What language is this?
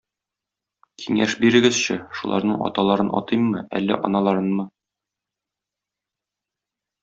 Tatar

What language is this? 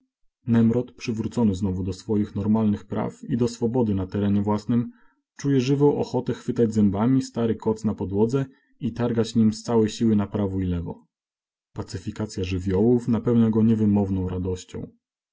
Polish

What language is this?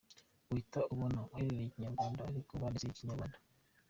Kinyarwanda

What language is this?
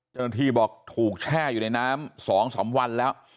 Thai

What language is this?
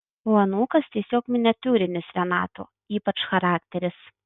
Lithuanian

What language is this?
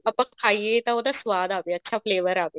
Punjabi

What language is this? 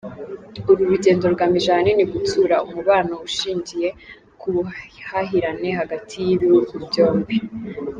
Kinyarwanda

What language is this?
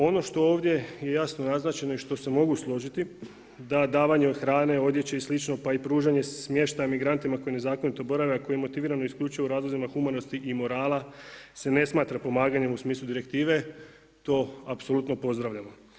Croatian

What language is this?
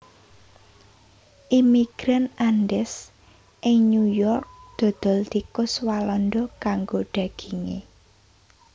Javanese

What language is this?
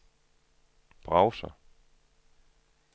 Danish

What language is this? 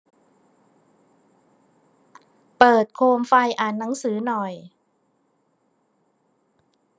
Thai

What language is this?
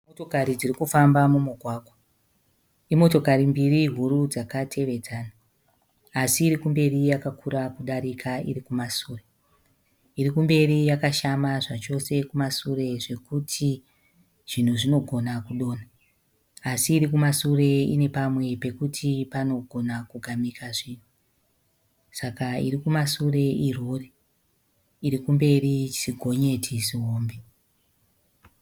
Shona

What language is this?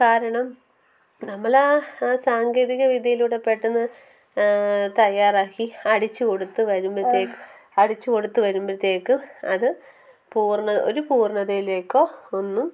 Malayalam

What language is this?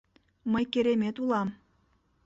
Mari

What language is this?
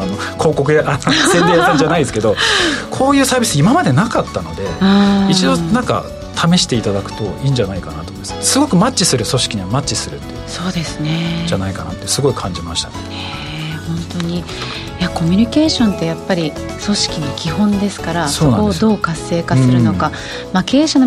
Japanese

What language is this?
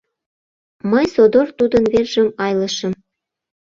Mari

